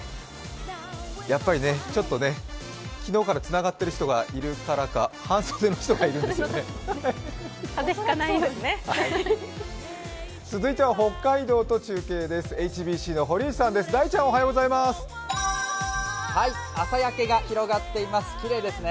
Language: Japanese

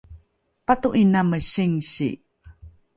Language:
Rukai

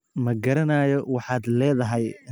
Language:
Somali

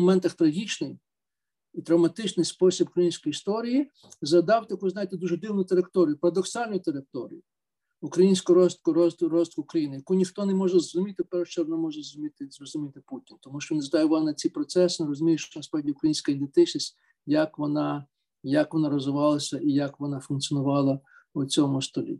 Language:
Ukrainian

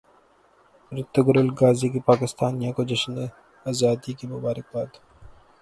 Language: Urdu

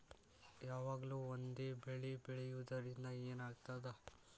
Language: Kannada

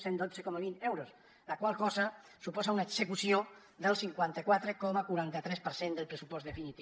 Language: Catalan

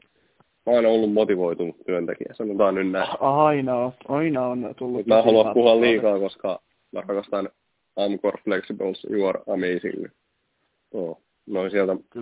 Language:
Finnish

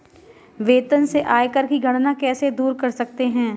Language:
Hindi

